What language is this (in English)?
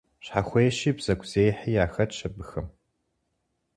Kabardian